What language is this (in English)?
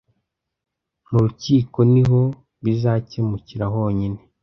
Kinyarwanda